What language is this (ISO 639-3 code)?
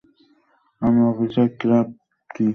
ben